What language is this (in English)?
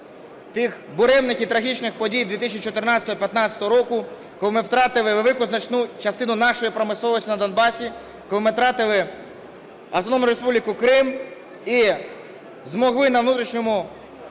Ukrainian